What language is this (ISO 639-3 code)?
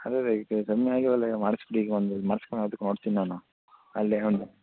kan